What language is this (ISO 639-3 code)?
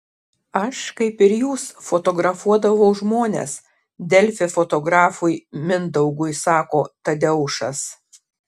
lit